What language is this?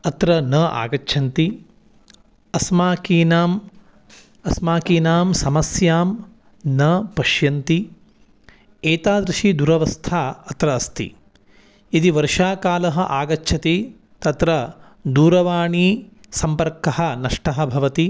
Sanskrit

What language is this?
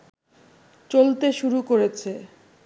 Bangla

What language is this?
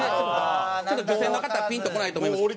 Japanese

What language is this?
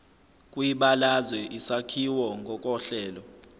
Zulu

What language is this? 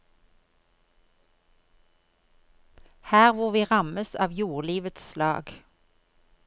Norwegian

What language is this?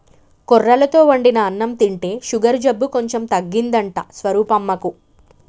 Telugu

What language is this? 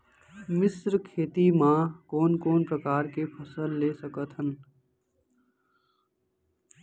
Chhattisgarhi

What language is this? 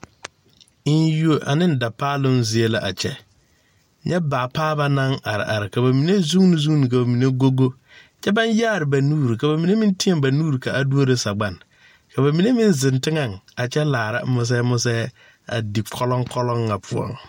Southern Dagaare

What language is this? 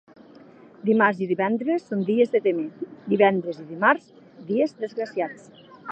Catalan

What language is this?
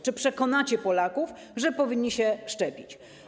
Polish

